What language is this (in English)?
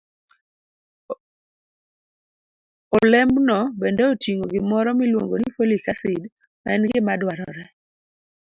Luo (Kenya and Tanzania)